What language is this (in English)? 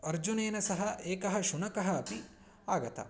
Sanskrit